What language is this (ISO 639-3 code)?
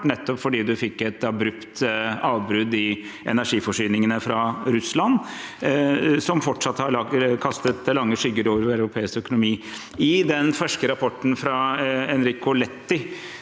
nor